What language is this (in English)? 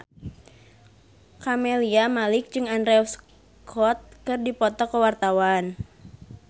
Sundanese